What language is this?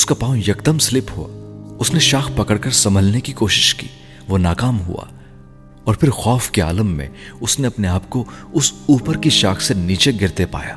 Urdu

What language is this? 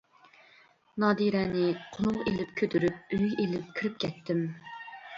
Uyghur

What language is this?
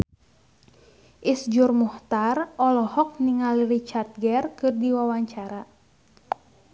Sundanese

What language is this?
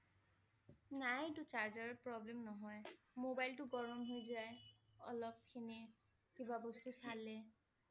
Assamese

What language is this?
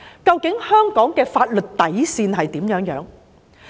Cantonese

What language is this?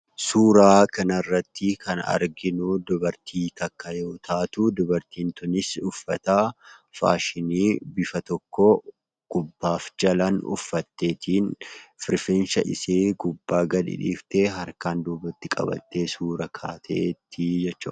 Oromo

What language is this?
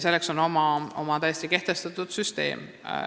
Estonian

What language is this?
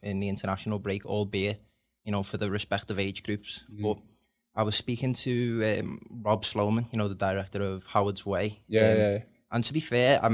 English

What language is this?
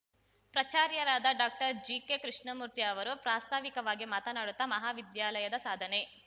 Kannada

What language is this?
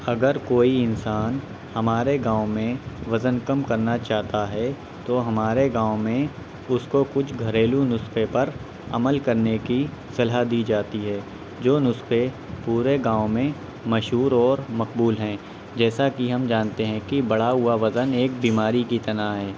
Urdu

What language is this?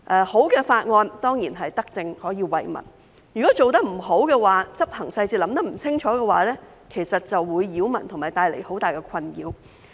Cantonese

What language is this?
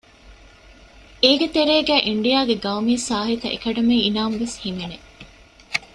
Divehi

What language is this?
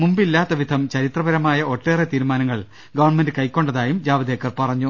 Malayalam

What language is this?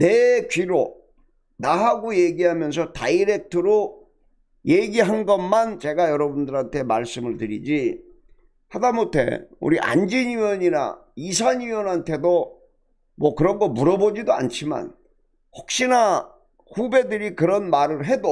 Korean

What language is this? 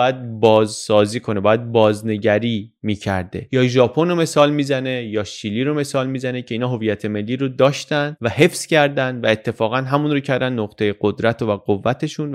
Persian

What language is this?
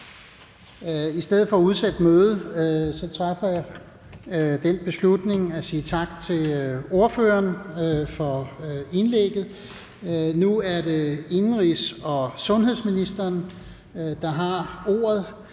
Danish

